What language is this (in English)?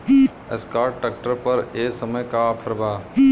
Bhojpuri